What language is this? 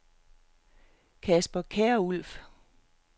Danish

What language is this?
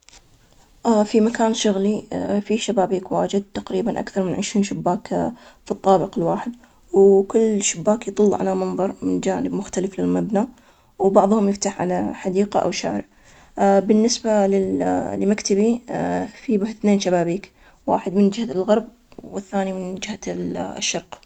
Omani Arabic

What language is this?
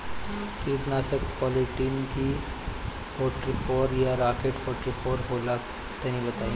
Bhojpuri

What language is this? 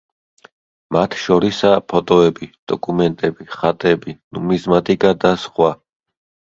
Georgian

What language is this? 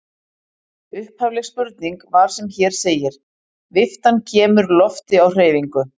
Icelandic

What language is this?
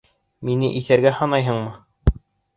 Bashkir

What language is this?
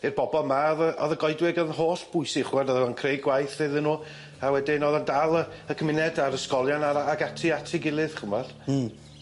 Welsh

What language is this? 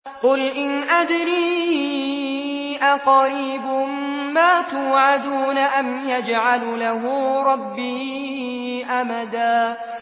Arabic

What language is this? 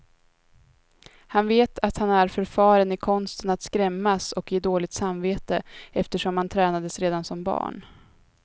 Swedish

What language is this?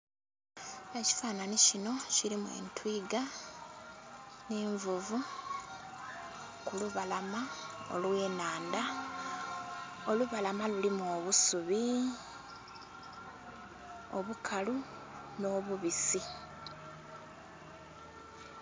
Soga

